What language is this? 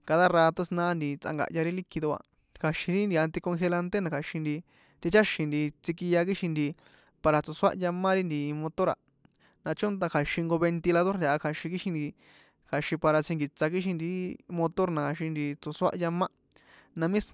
San Juan Atzingo Popoloca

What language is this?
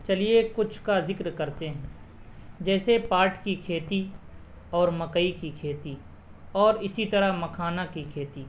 Urdu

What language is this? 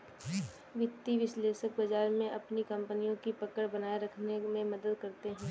Hindi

